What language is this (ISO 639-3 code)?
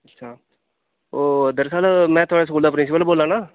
doi